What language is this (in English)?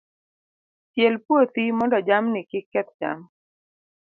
Luo (Kenya and Tanzania)